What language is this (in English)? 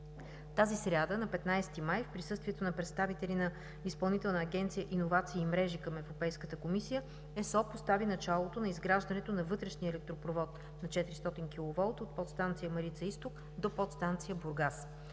Bulgarian